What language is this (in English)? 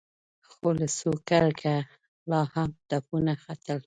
Pashto